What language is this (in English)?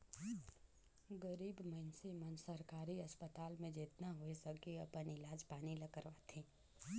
Chhattisgarhi